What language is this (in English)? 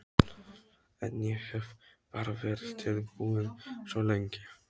Icelandic